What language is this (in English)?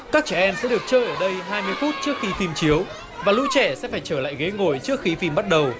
Vietnamese